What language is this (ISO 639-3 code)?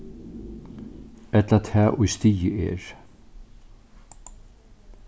fao